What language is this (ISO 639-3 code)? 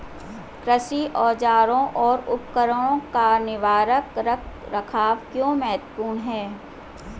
hin